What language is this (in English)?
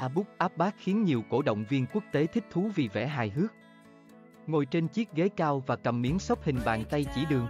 Vietnamese